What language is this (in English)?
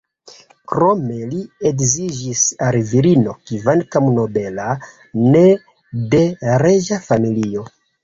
Esperanto